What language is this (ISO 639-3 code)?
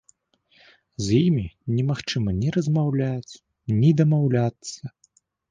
bel